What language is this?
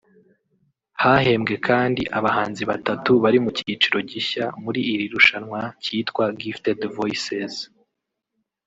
Kinyarwanda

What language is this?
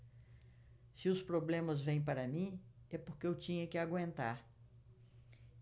Portuguese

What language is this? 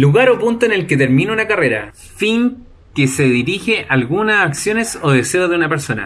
Spanish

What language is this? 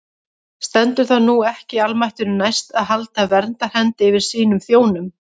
Icelandic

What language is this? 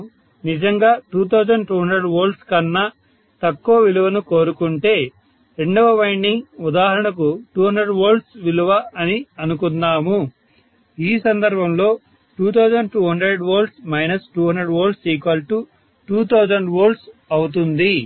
Telugu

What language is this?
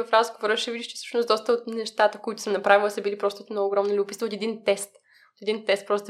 Bulgarian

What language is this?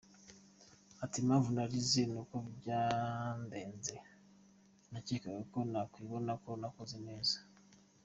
Kinyarwanda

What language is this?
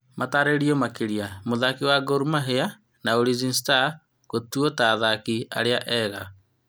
Kikuyu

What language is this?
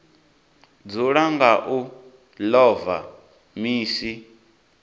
Venda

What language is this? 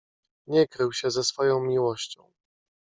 Polish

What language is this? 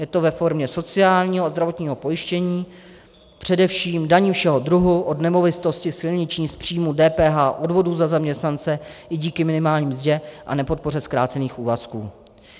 Czech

